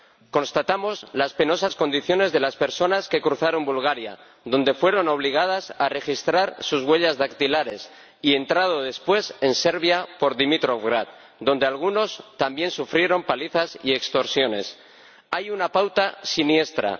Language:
Spanish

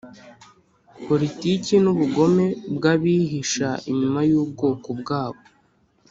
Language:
Kinyarwanda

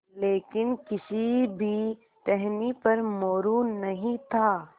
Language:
Hindi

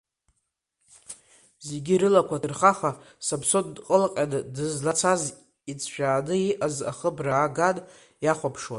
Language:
Abkhazian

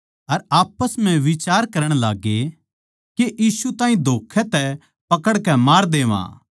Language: Haryanvi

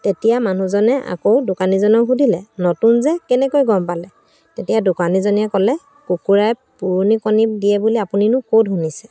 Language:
Assamese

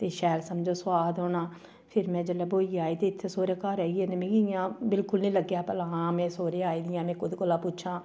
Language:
Dogri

